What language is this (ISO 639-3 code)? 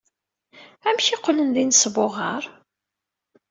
kab